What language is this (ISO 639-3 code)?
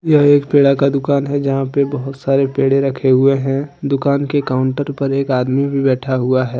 hin